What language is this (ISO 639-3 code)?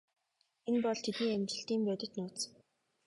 mon